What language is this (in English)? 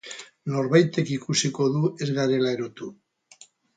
Basque